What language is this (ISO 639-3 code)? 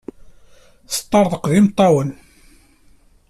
kab